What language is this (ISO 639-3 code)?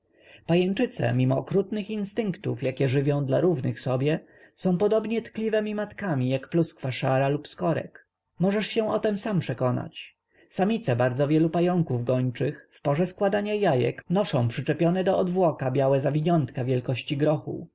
pol